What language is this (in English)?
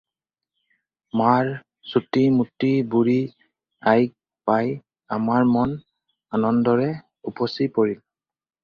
Assamese